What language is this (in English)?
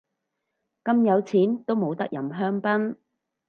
Cantonese